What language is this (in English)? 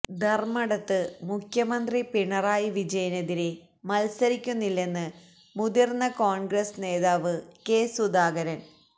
Malayalam